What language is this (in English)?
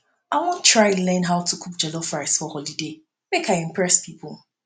Nigerian Pidgin